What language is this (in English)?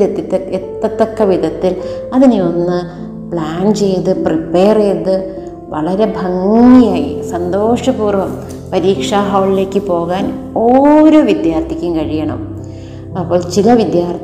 Malayalam